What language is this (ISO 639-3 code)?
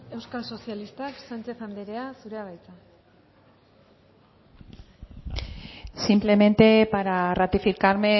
eus